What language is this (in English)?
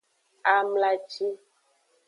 Aja (Benin)